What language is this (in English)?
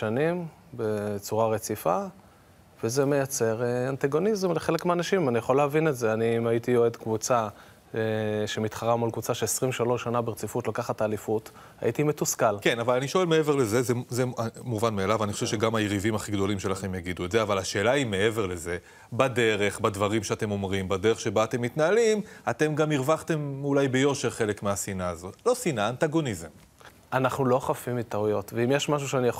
Hebrew